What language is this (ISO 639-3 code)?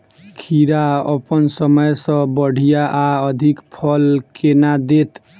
mai